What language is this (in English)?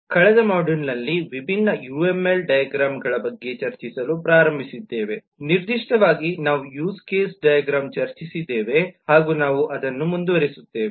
Kannada